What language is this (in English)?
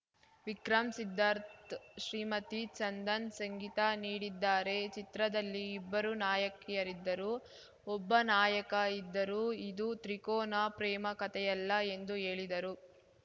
Kannada